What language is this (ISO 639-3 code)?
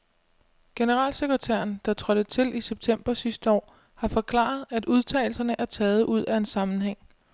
dan